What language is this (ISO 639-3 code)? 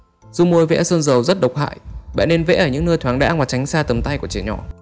vie